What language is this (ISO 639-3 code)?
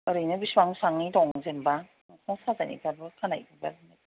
brx